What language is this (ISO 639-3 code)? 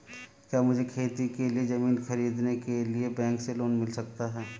hin